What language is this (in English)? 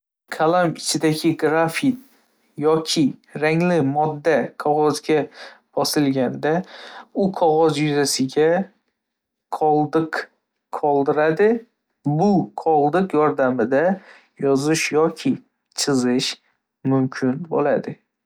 Uzbek